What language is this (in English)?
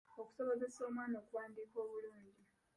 Ganda